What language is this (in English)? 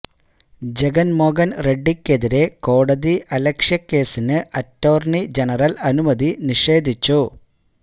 Malayalam